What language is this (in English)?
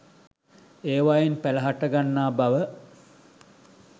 Sinhala